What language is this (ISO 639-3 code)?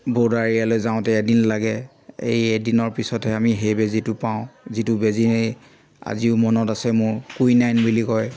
asm